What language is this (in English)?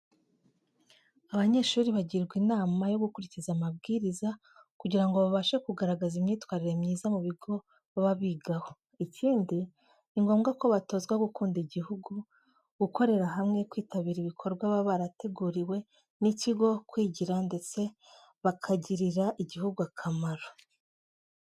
Kinyarwanda